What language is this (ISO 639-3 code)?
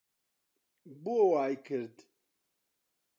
ckb